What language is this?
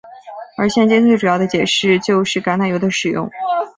Chinese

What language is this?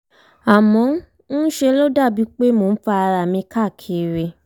Yoruba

